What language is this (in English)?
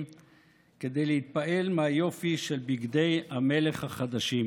Hebrew